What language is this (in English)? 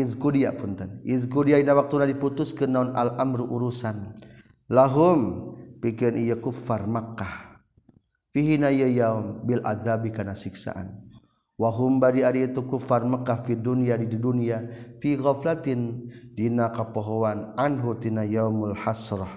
Malay